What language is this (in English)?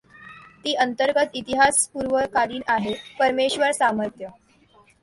Marathi